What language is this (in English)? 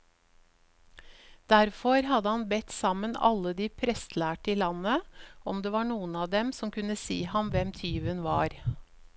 Norwegian